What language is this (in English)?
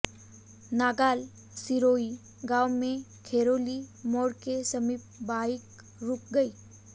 Hindi